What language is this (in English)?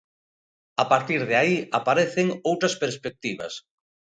Galician